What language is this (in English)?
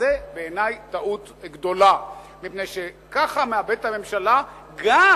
Hebrew